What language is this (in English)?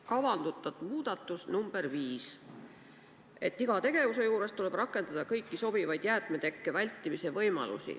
Estonian